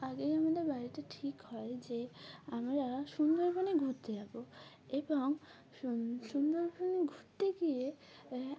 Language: Bangla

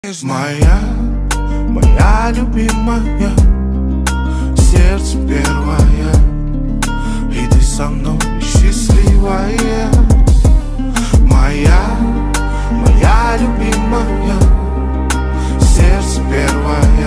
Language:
Russian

